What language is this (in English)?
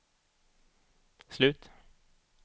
Swedish